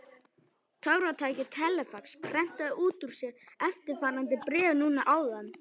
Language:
Icelandic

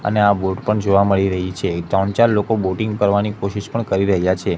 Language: Gujarati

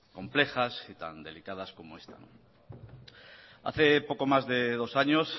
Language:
Spanish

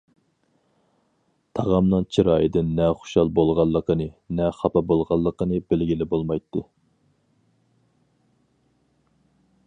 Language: Uyghur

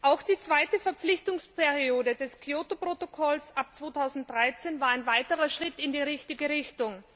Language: German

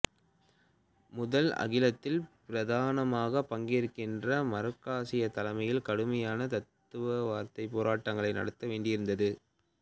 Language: Tamil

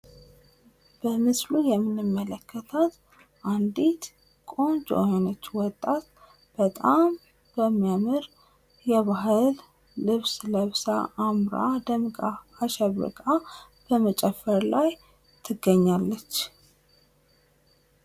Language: Amharic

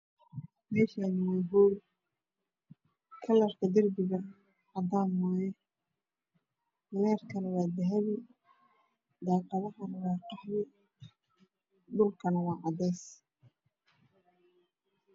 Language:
Somali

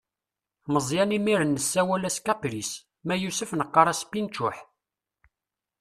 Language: Kabyle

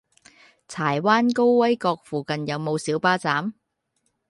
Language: Cantonese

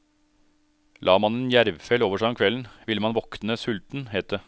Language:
Norwegian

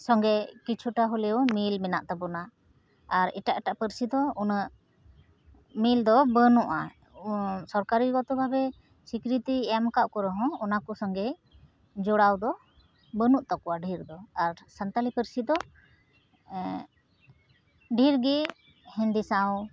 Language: Santali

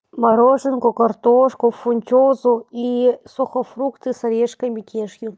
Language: Russian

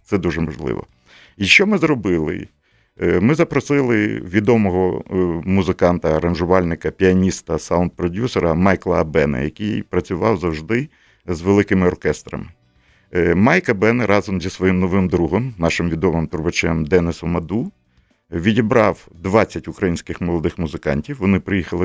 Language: Ukrainian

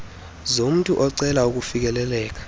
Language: Xhosa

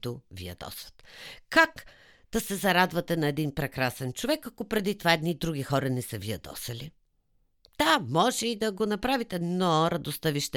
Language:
Bulgarian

